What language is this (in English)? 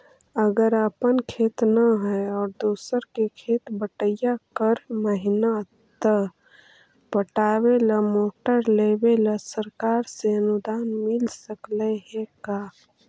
Magahi